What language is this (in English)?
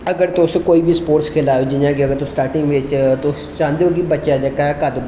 Dogri